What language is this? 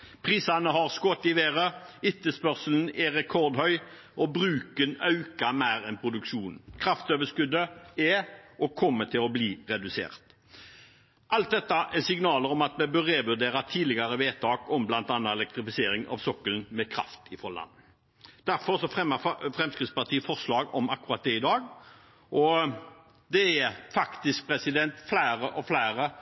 Norwegian Bokmål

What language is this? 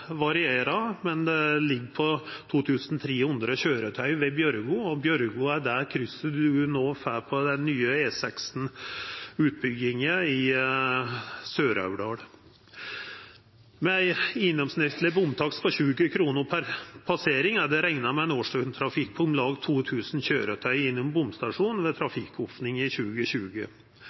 Norwegian Nynorsk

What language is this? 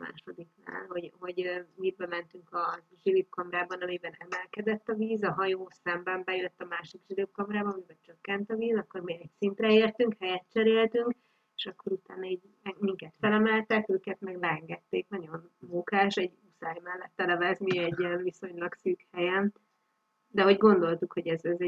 Hungarian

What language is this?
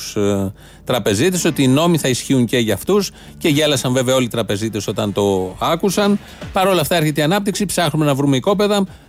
Greek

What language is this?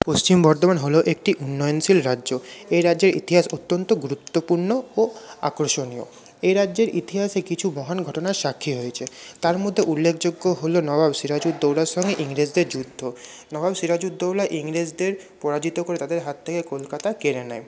Bangla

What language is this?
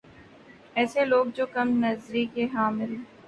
Urdu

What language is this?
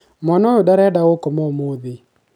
Kikuyu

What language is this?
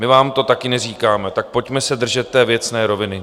Czech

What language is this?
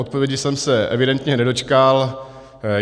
Czech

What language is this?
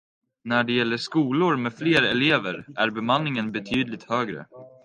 Swedish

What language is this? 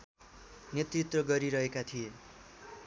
Nepali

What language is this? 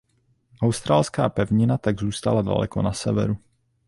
Czech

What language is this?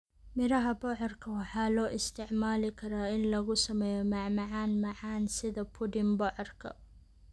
Somali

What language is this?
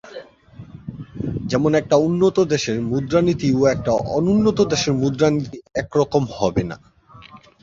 Bangla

